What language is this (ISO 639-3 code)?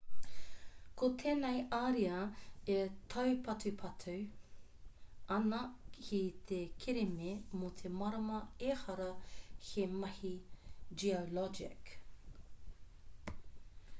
mri